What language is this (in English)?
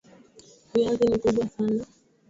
Swahili